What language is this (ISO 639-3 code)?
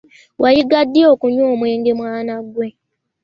lug